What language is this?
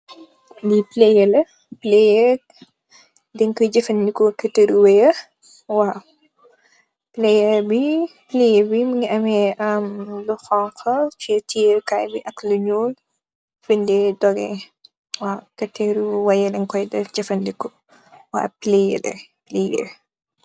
Wolof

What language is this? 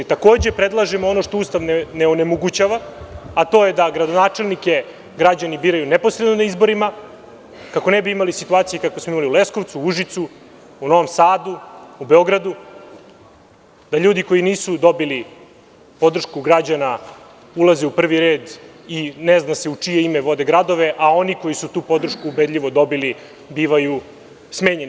Serbian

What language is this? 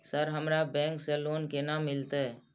Maithili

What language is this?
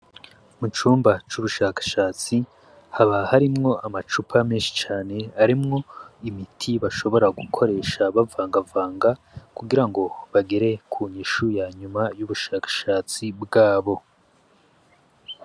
Rundi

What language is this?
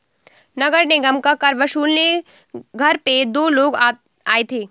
Hindi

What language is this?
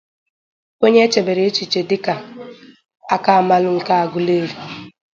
Igbo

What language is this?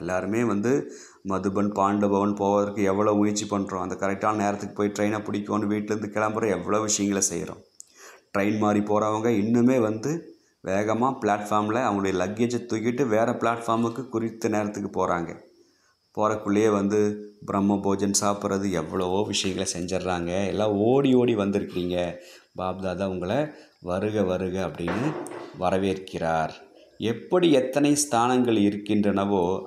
Tamil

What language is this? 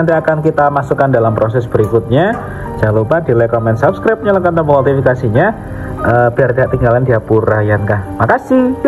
Indonesian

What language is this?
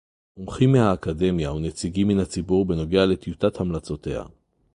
Hebrew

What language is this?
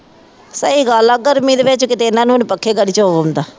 Punjabi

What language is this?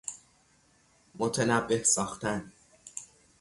Persian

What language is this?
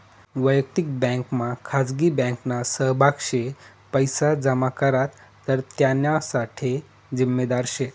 Marathi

